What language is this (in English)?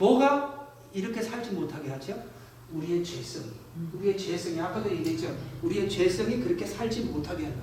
Korean